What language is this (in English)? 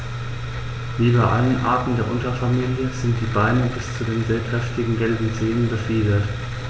German